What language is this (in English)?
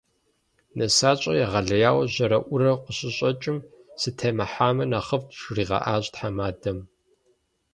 Kabardian